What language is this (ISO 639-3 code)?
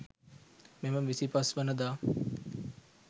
sin